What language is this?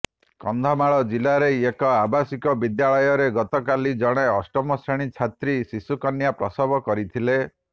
Odia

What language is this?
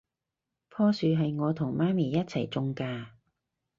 Cantonese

